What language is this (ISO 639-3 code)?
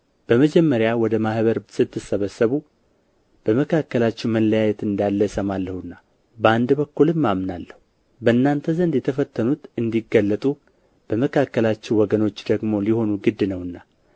amh